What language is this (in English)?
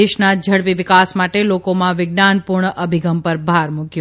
Gujarati